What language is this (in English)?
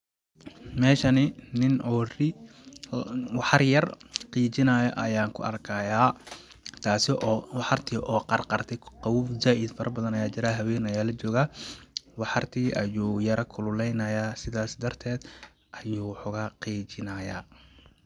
Somali